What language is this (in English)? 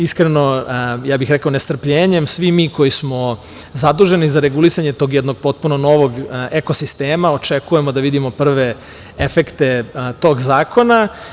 Serbian